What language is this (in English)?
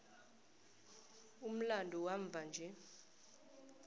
South Ndebele